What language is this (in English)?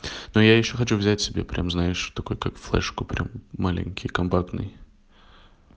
Russian